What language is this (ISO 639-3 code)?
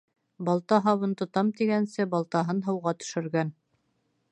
bak